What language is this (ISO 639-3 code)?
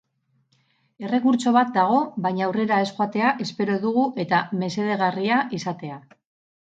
eus